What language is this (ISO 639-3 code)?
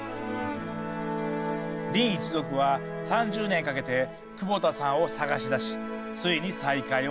jpn